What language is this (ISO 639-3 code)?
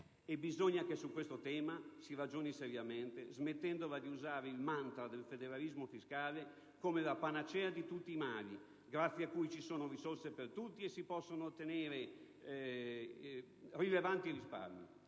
ita